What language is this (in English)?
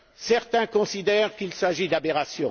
French